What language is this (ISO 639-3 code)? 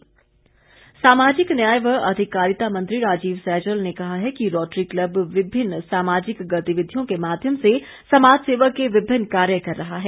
hin